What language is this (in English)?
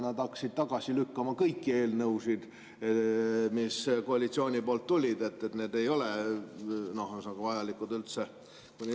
Estonian